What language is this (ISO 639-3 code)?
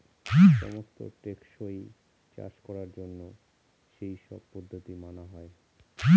ben